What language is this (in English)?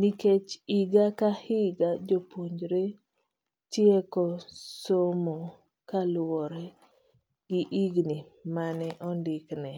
Luo (Kenya and Tanzania)